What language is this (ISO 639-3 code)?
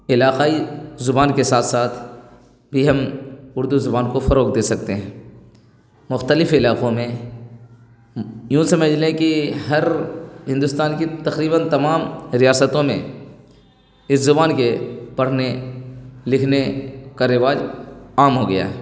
urd